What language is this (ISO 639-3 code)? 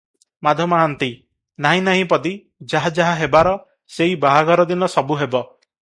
ori